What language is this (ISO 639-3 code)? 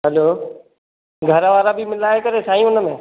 snd